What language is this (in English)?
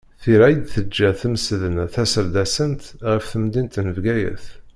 Kabyle